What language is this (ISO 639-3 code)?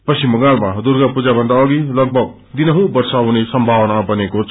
nep